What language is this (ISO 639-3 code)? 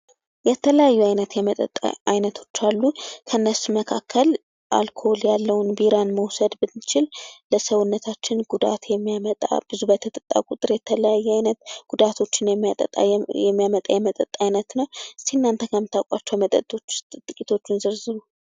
amh